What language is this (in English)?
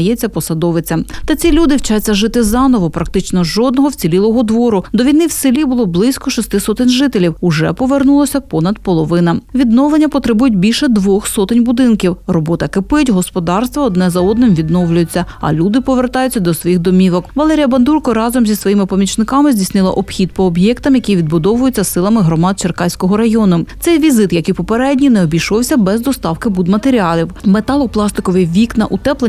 Ukrainian